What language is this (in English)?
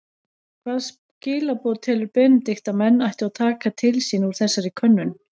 Icelandic